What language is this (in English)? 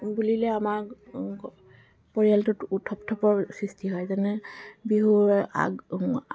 Assamese